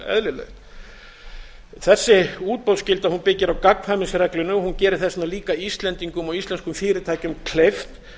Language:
Icelandic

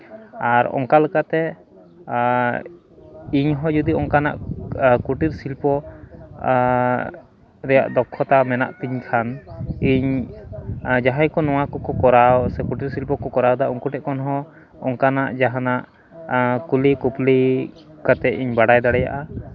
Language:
Santali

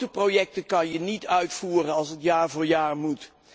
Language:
Dutch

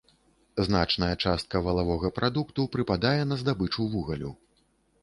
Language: Belarusian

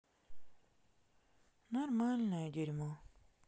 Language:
Russian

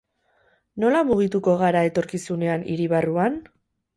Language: Basque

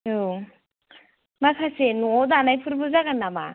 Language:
Bodo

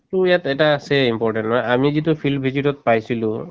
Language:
Assamese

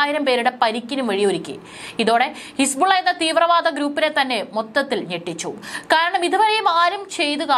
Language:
Malayalam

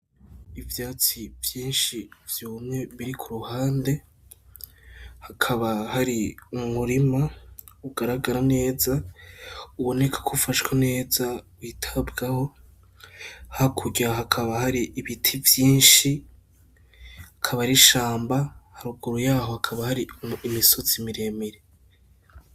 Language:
Rundi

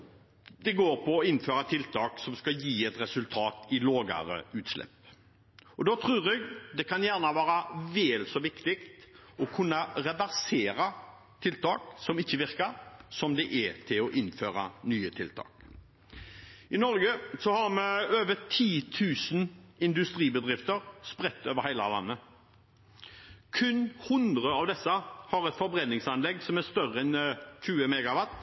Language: Norwegian Bokmål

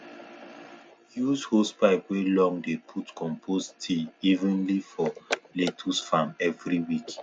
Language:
Nigerian Pidgin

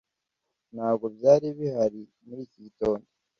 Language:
Kinyarwanda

